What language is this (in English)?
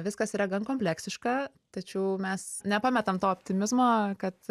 Lithuanian